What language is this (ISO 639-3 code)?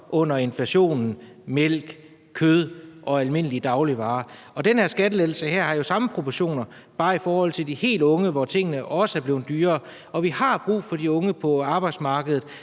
dan